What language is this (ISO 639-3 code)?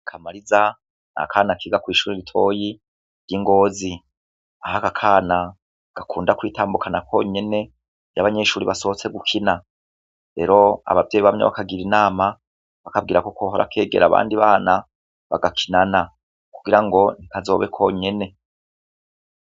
run